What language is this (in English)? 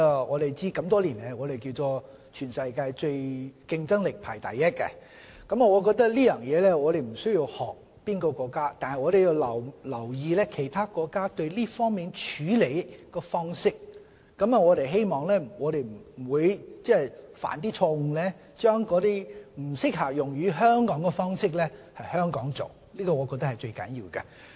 Cantonese